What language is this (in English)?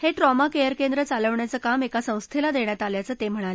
Marathi